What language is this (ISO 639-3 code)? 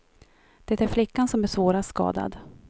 swe